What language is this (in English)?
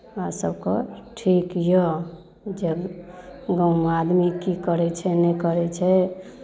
Maithili